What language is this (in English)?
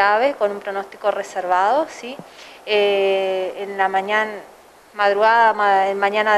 Spanish